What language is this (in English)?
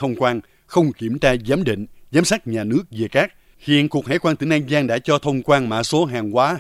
Vietnamese